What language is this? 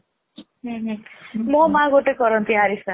Odia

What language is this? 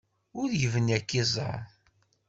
Kabyle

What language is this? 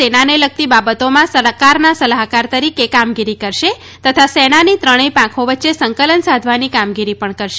Gujarati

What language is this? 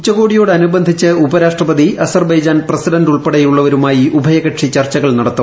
Malayalam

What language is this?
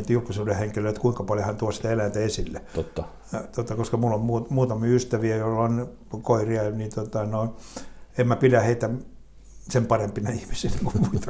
Finnish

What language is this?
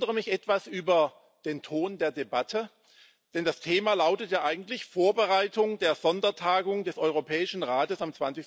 German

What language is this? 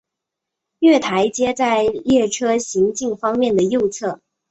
Chinese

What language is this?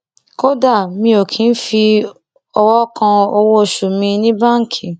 Yoruba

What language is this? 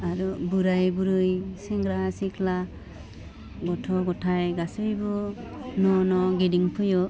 Bodo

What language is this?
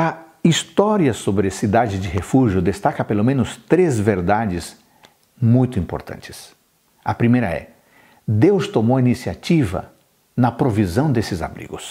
Portuguese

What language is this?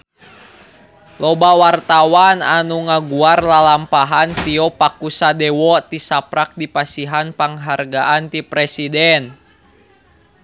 Sundanese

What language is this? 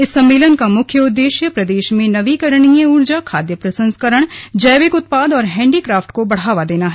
Hindi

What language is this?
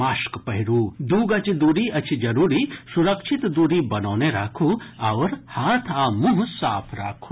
Maithili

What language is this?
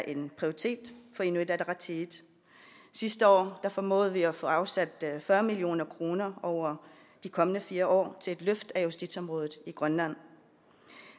Danish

